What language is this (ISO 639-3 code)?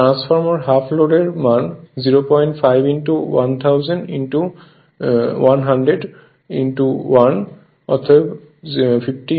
ben